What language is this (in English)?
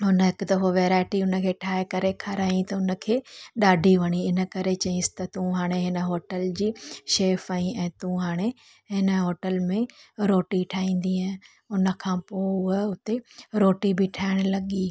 Sindhi